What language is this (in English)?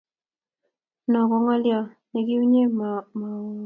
Kalenjin